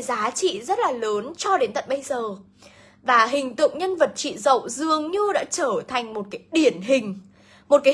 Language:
Vietnamese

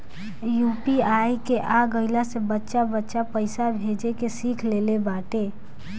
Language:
Bhojpuri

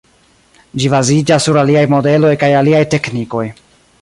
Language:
Esperanto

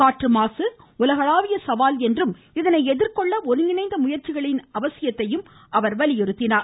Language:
Tamil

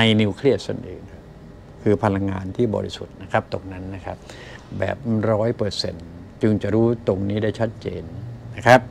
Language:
Thai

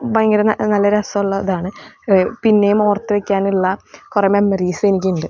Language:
Malayalam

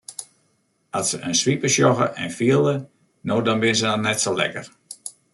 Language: Western Frisian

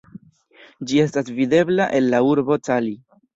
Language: Esperanto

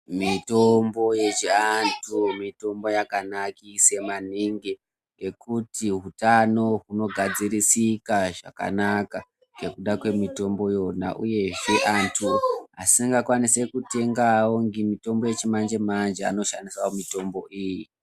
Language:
Ndau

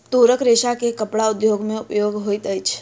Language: Maithili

